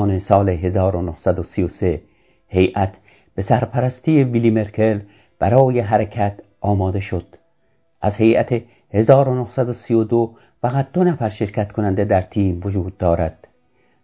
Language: Persian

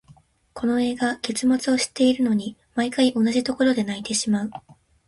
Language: Japanese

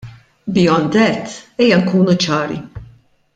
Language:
Maltese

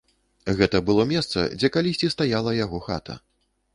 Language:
Belarusian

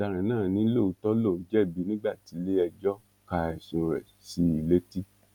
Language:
Yoruba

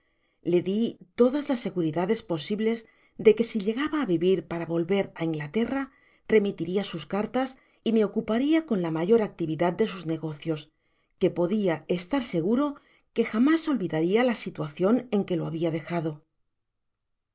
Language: Spanish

